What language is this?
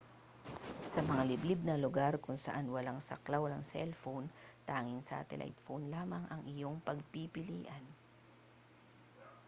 Filipino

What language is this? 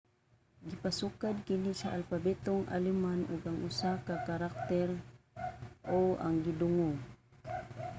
Cebuano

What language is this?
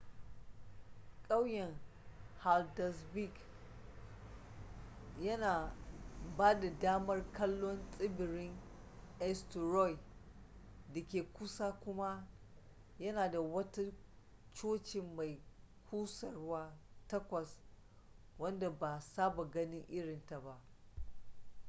Hausa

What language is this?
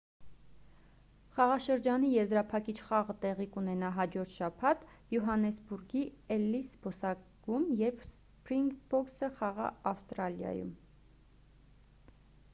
Armenian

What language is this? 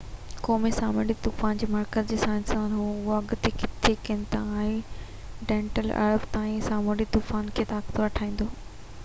Sindhi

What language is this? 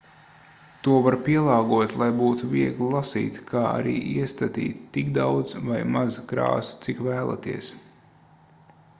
Latvian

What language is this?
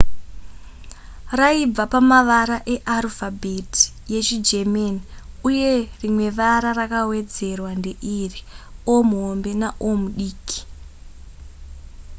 Shona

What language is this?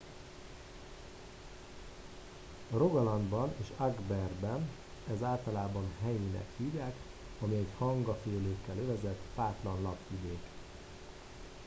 Hungarian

